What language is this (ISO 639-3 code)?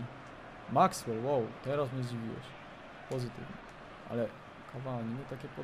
pol